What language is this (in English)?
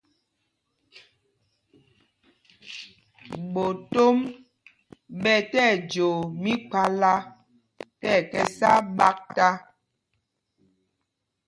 Mpumpong